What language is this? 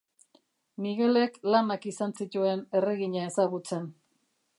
Basque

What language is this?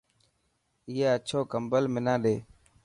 Dhatki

